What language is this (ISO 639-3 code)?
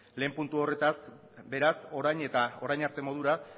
eus